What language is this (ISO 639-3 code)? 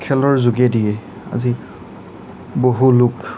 asm